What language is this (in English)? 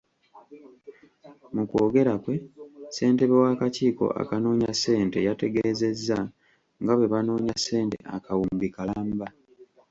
Ganda